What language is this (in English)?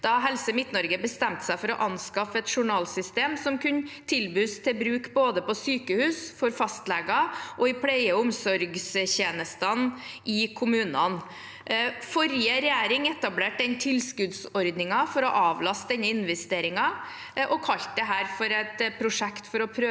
Norwegian